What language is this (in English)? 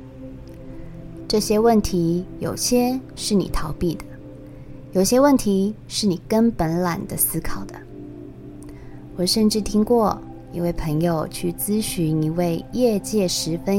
Chinese